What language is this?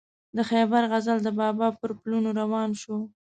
Pashto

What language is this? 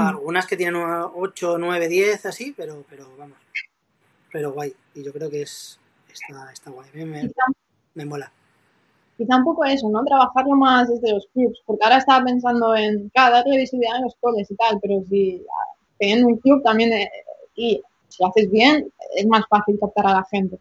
Spanish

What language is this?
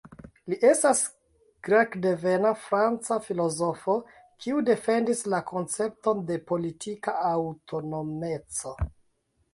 Esperanto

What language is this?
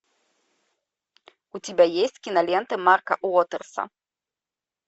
Russian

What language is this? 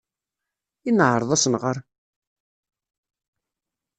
Kabyle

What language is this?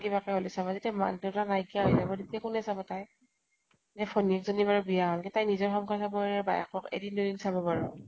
Assamese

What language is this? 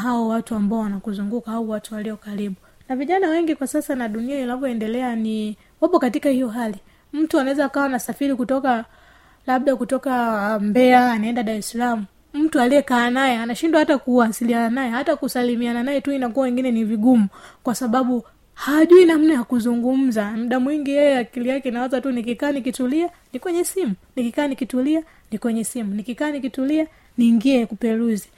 Swahili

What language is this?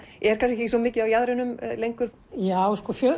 Icelandic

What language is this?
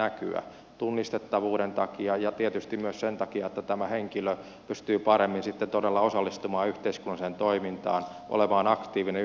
Finnish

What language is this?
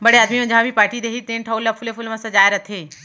Chhattisgarhi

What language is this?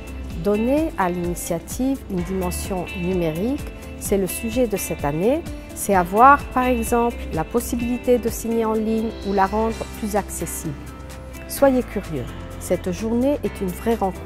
French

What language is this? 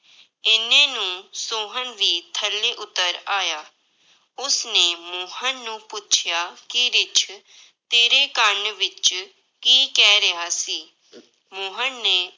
Punjabi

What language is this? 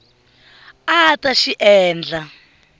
Tsonga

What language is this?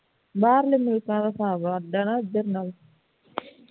Punjabi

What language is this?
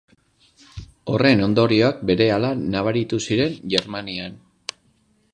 Basque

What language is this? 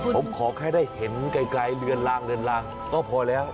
Thai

